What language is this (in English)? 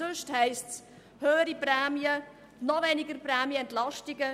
Swiss German